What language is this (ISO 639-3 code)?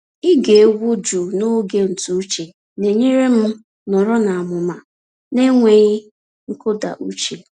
ibo